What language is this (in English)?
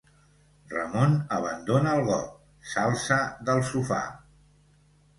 Catalan